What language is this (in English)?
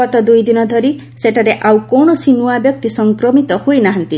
Odia